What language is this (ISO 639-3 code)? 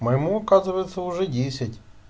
rus